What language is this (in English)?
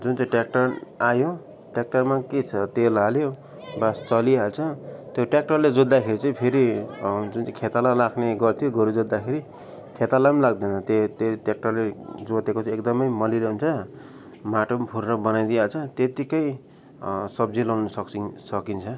Nepali